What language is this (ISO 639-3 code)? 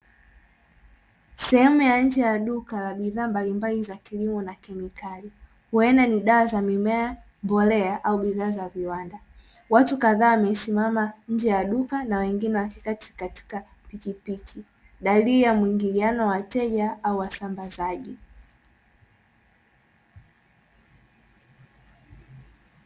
swa